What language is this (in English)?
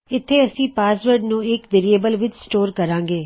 Punjabi